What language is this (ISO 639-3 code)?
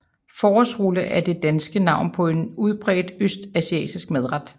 dan